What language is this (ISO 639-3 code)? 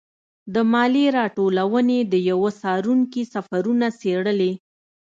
pus